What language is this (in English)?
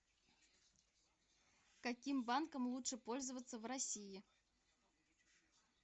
Russian